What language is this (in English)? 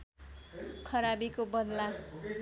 Nepali